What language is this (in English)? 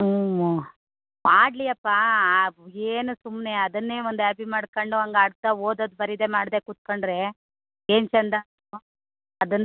Kannada